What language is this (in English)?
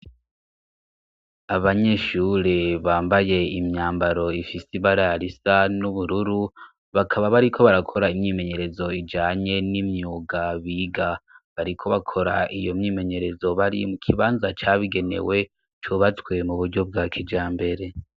Rundi